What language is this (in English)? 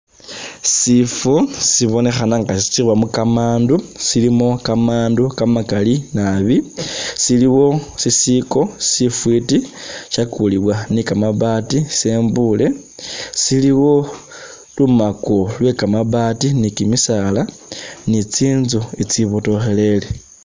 Masaaba